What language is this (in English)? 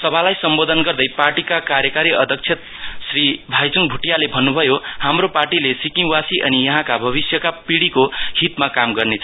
Nepali